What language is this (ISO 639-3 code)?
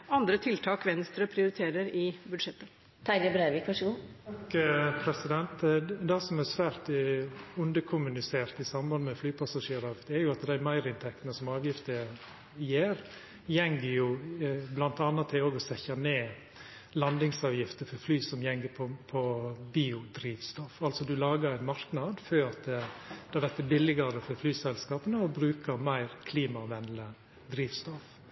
nor